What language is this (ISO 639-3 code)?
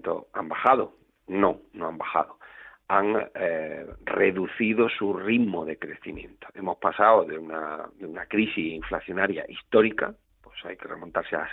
spa